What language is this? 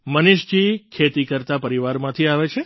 Gujarati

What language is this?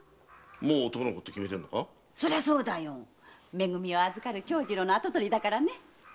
Japanese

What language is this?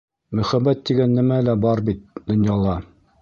Bashkir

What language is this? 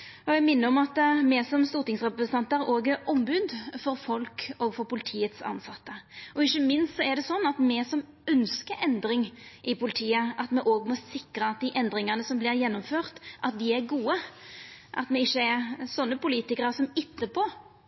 Norwegian Nynorsk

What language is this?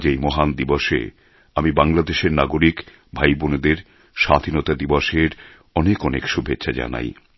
Bangla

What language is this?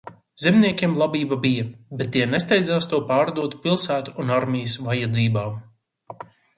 Latvian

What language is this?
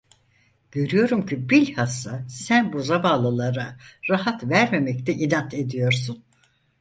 Turkish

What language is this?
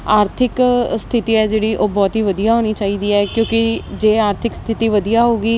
Punjabi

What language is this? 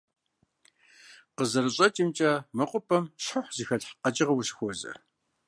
Kabardian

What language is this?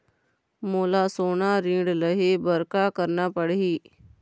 Chhattisgarhi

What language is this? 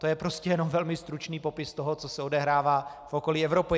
Czech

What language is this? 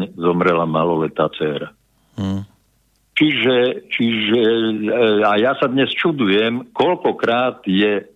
Slovak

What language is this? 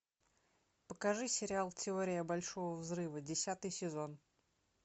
Russian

